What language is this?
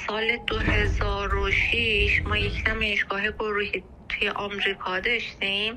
Persian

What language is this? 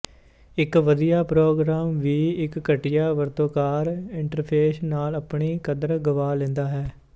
Punjabi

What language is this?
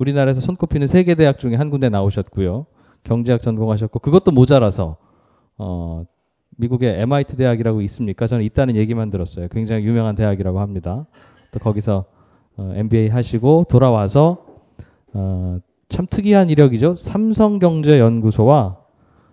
Korean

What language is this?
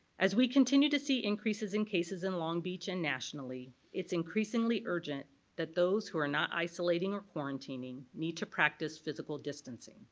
English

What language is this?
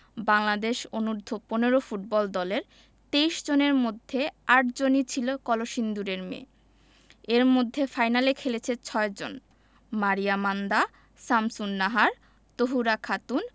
Bangla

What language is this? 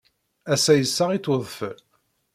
Kabyle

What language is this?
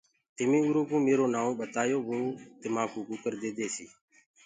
Gurgula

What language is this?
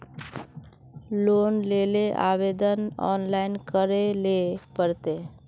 Magahi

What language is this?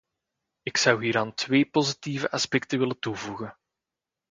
Dutch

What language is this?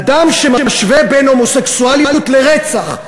Hebrew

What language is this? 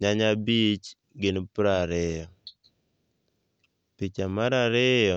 Luo (Kenya and Tanzania)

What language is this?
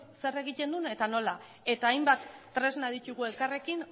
Basque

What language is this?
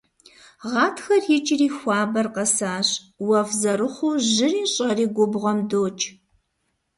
Kabardian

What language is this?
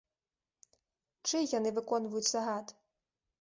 Belarusian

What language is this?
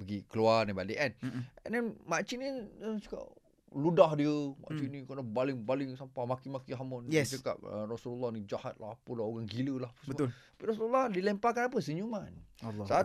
Malay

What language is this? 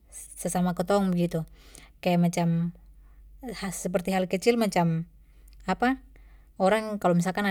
Papuan Malay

